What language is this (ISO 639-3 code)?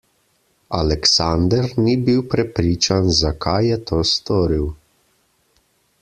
slv